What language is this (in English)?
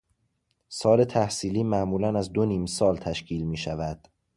Persian